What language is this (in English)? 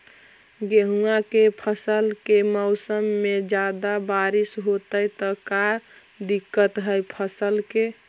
Magahi